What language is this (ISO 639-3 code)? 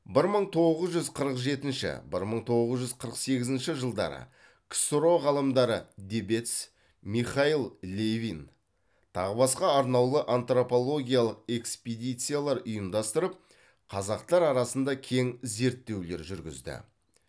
kaz